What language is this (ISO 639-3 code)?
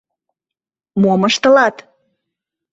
chm